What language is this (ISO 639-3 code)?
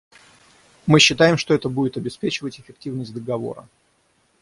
rus